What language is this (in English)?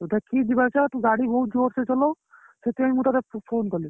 Odia